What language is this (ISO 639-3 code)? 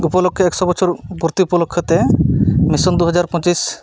sat